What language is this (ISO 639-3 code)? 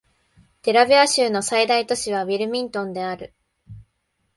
jpn